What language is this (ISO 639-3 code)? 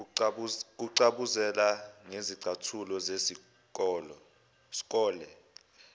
zul